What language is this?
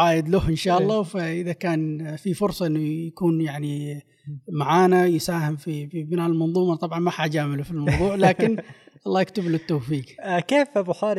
Arabic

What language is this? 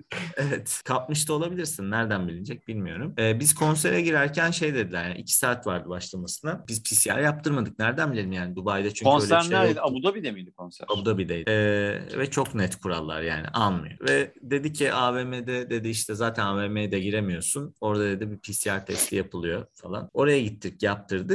Turkish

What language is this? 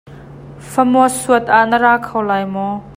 Hakha Chin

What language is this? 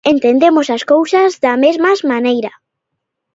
Galician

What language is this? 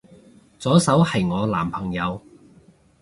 Cantonese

